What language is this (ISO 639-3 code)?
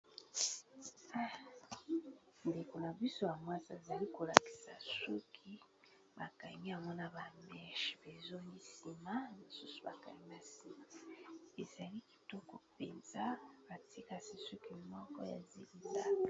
lin